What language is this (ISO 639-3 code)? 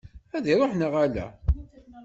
kab